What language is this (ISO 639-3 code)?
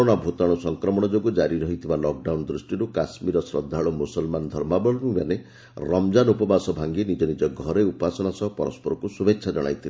ori